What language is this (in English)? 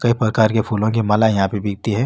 Marwari